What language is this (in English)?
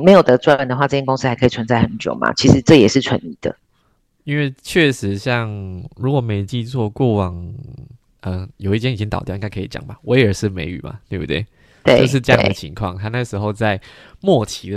Chinese